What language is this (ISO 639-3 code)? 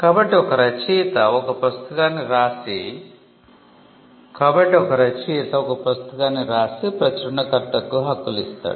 tel